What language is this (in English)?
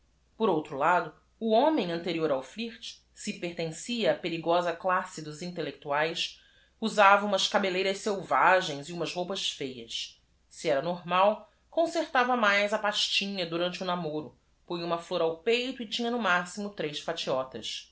Portuguese